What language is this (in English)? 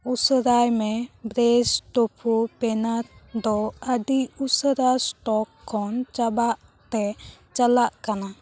Santali